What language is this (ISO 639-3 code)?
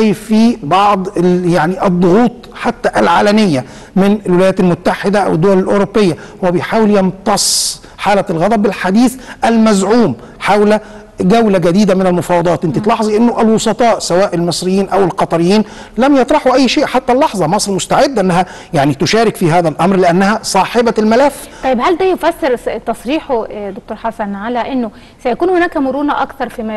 ara